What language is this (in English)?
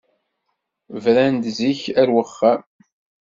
Kabyle